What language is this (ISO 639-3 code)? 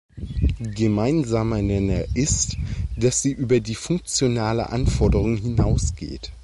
deu